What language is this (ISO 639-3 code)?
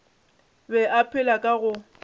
nso